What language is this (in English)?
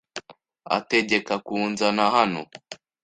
Kinyarwanda